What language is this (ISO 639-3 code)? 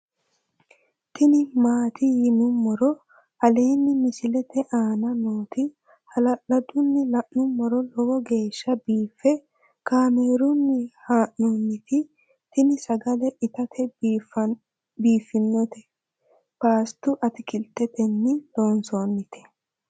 sid